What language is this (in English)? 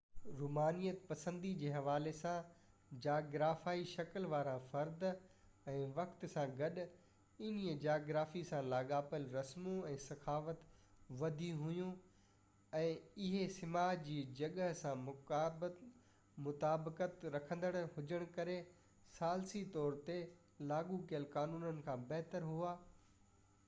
Sindhi